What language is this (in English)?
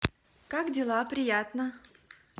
Russian